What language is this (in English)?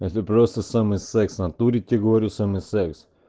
Russian